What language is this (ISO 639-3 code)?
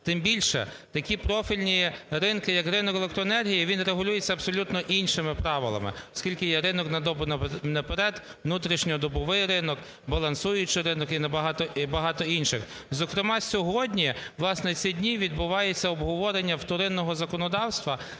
ukr